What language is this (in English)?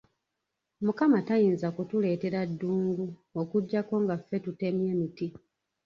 Ganda